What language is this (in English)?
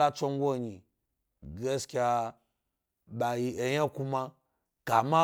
Gbari